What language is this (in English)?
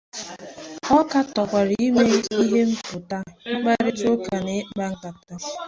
Igbo